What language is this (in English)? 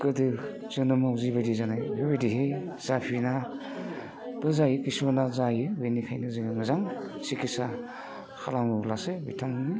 Bodo